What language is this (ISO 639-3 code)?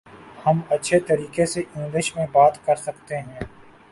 urd